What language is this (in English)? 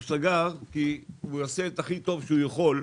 Hebrew